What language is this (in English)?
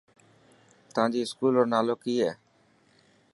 Dhatki